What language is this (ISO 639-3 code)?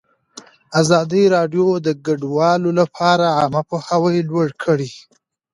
pus